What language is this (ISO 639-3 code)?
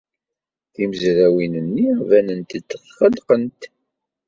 kab